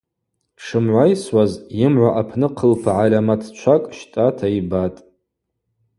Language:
Abaza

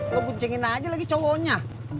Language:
Indonesian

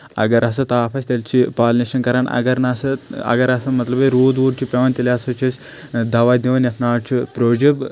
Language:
Kashmiri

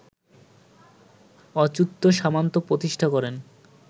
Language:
Bangla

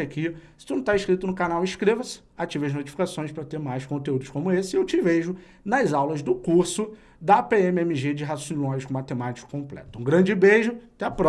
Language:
Portuguese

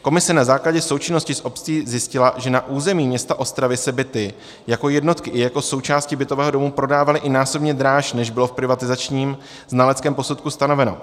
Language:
Czech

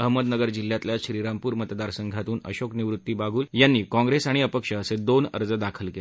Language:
Marathi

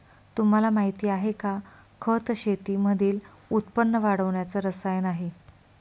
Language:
Marathi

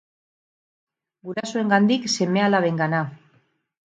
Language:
Basque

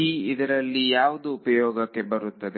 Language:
Kannada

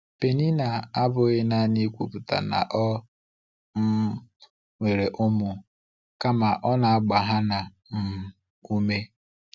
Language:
Igbo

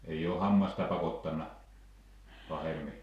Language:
Finnish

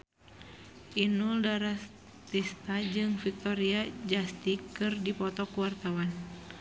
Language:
Sundanese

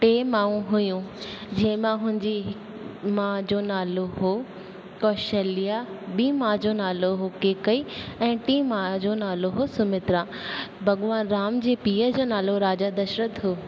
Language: Sindhi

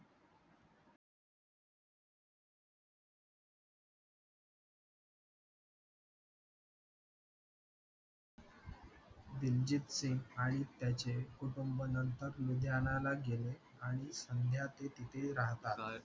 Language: Marathi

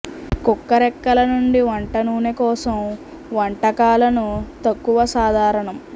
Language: Telugu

